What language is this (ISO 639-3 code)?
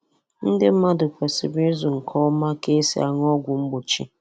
ibo